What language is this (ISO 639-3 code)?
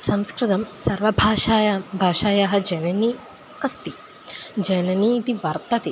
san